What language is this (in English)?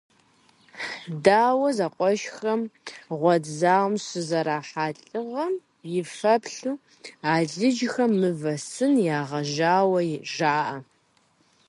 Kabardian